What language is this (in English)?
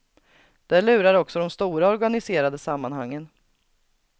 Swedish